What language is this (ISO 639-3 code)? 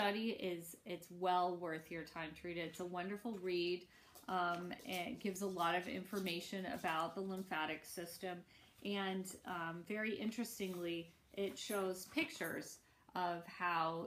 eng